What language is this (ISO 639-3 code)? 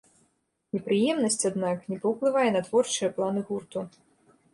bel